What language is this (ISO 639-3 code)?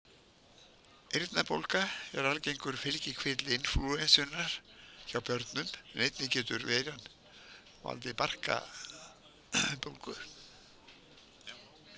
isl